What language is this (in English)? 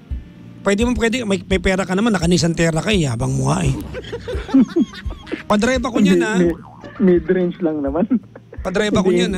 Filipino